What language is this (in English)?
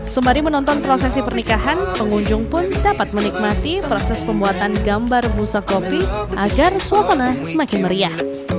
Indonesian